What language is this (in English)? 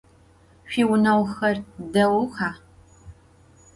Adyghe